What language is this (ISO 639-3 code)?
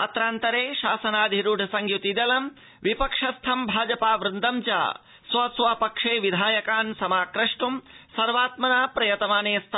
san